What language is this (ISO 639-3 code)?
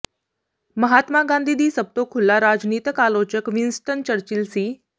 pan